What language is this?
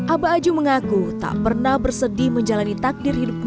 Indonesian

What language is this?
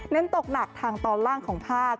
Thai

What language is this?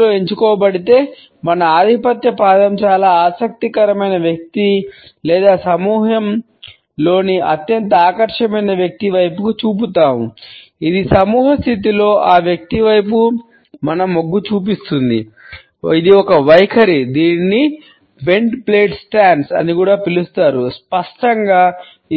Telugu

